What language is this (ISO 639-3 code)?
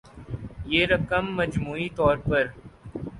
urd